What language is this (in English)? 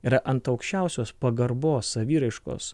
Lithuanian